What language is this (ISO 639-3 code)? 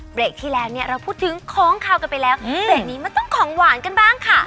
tha